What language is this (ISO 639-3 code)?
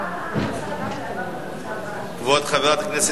heb